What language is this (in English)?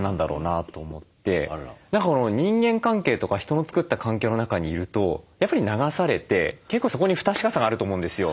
Japanese